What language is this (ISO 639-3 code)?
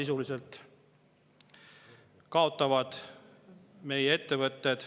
est